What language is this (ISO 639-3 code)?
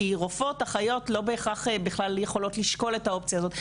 heb